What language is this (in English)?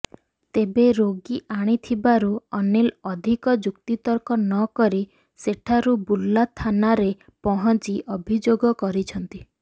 Odia